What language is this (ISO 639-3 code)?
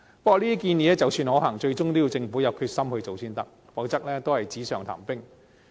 yue